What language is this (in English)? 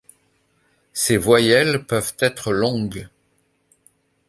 French